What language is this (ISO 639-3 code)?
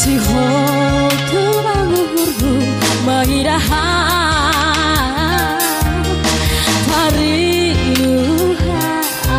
ind